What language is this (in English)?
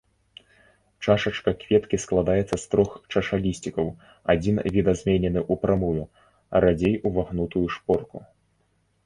Belarusian